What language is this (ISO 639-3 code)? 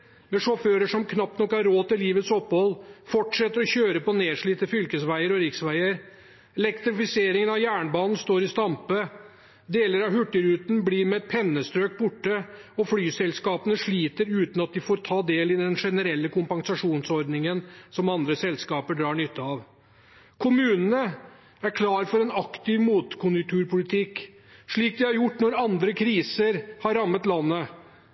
nob